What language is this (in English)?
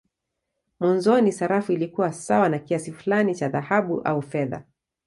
Swahili